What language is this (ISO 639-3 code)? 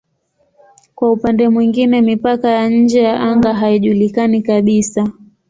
swa